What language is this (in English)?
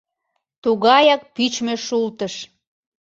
Mari